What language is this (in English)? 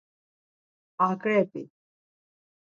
Laz